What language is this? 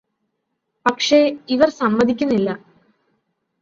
Malayalam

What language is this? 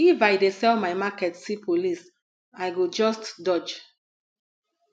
Nigerian Pidgin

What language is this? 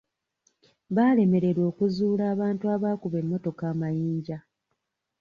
Ganda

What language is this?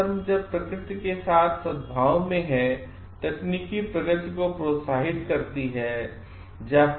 Hindi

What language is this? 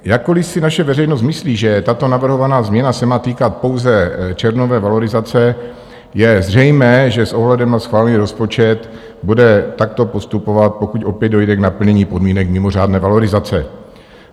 Czech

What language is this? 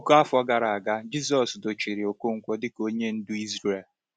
Igbo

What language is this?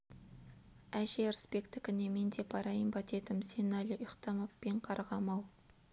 Kazakh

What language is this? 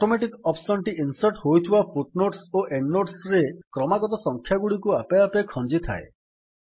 Odia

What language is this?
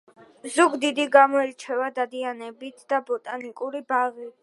Georgian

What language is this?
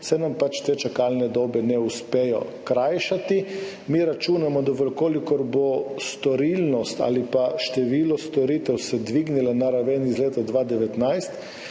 Slovenian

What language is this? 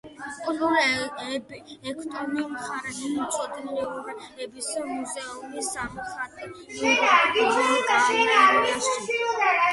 Georgian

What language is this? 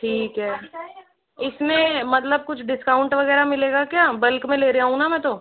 Hindi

